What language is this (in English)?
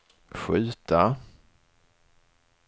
Swedish